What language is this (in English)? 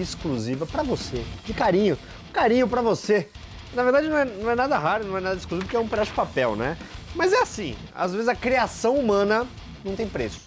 Portuguese